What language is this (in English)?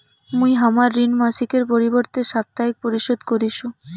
Bangla